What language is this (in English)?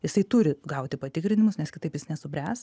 Lithuanian